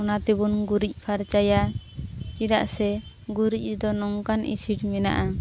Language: Santali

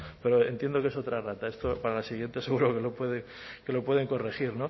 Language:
Spanish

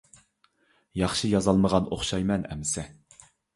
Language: Uyghur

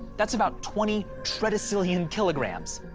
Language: English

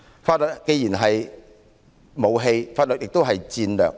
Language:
Cantonese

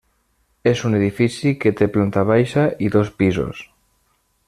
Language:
Catalan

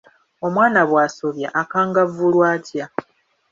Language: Ganda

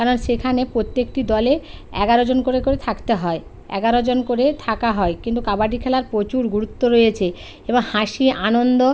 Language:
Bangla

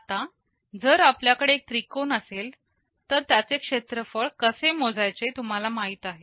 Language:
Marathi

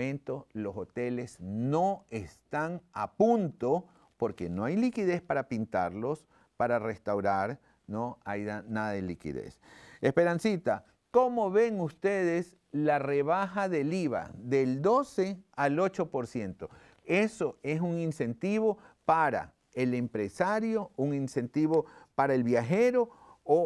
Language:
Spanish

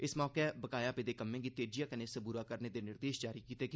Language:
Dogri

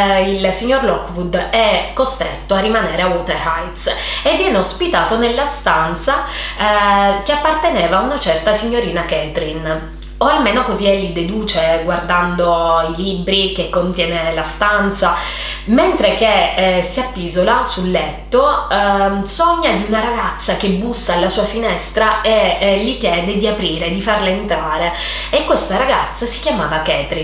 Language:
Italian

